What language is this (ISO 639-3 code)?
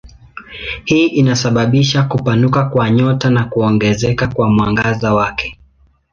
swa